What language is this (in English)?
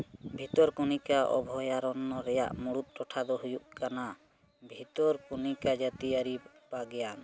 Santali